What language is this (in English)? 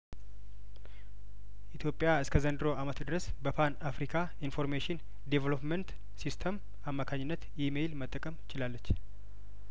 Amharic